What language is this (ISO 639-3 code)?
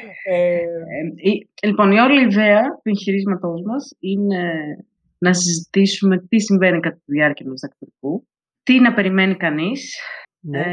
ell